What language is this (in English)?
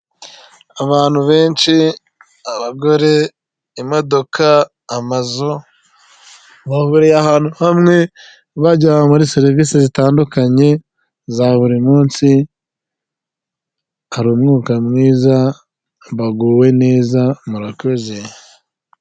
Kinyarwanda